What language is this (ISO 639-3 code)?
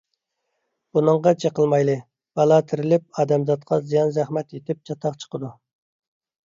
uig